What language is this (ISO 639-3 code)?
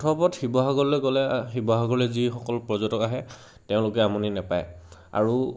asm